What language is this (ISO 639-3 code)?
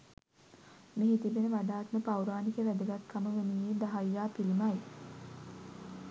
sin